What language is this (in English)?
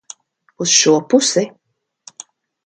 Latvian